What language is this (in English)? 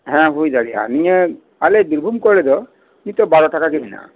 Santali